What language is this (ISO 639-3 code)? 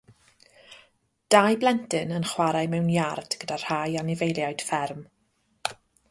cym